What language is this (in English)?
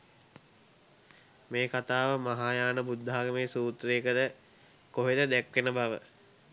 Sinhala